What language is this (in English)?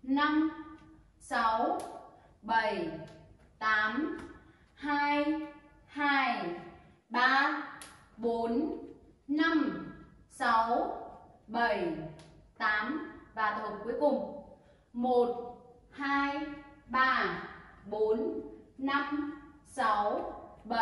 Vietnamese